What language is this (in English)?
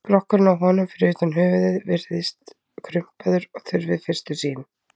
Icelandic